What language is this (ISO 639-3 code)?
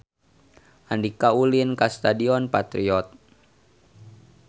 sun